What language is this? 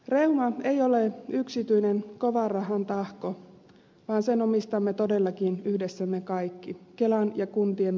Finnish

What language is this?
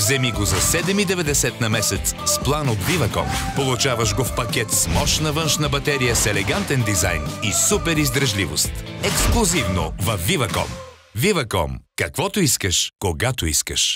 Bulgarian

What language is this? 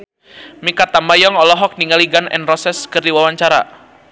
Sundanese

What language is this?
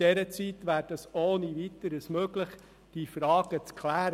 Swiss German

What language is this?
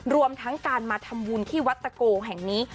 Thai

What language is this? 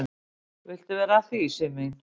Icelandic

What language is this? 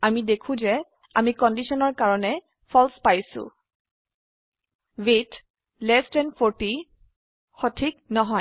Assamese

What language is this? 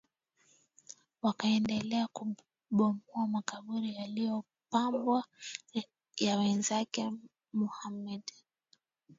Swahili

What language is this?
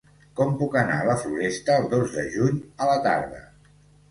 Catalan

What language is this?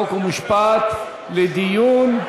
Hebrew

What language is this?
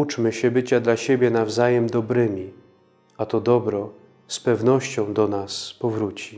Polish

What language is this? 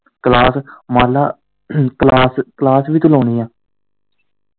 Punjabi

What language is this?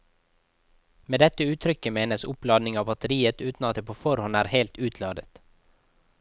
Norwegian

